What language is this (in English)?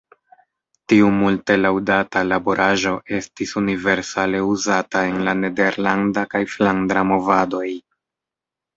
Esperanto